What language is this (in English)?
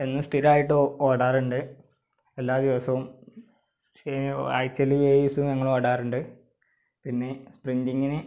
Malayalam